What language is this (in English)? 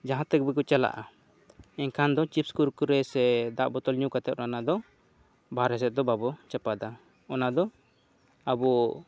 Santali